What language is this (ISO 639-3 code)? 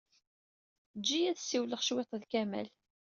kab